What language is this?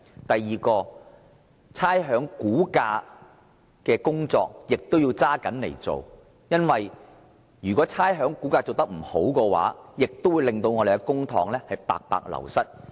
Cantonese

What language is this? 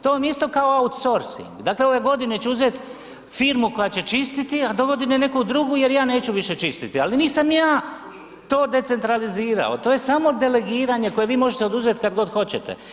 Croatian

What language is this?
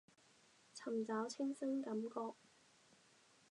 Cantonese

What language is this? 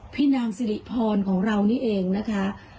Thai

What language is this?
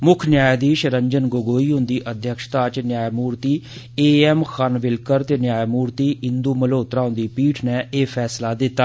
Dogri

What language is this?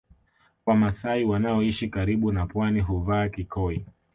Swahili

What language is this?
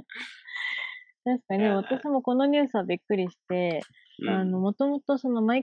Japanese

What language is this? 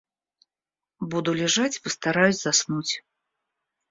Russian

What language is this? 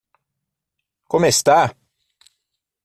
Portuguese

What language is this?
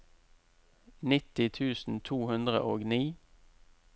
Norwegian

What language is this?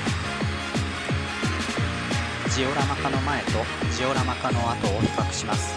Japanese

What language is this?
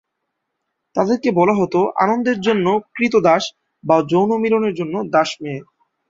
Bangla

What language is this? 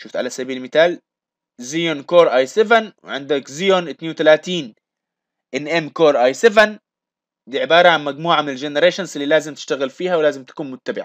Arabic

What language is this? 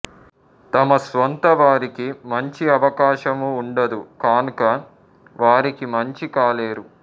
Telugu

